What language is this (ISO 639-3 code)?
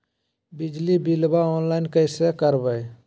mag